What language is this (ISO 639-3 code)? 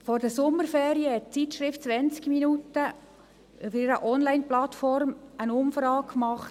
gsw